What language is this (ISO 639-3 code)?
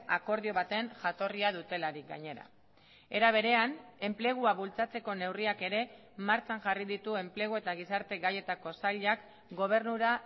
eus